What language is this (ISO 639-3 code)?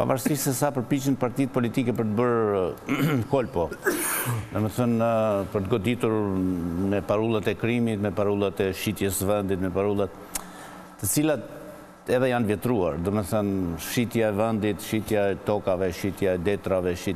ron